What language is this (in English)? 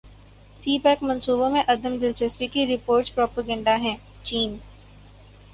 Urdu